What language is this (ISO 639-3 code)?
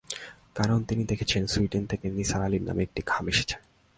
ben